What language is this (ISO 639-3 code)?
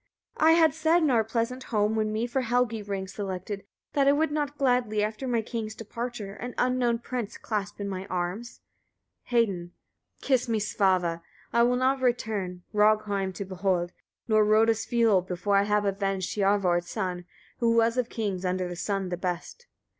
eng